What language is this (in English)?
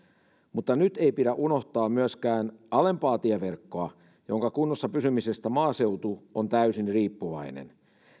Finnish